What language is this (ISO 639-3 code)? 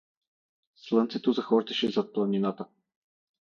bul